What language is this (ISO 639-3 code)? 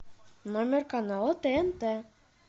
rus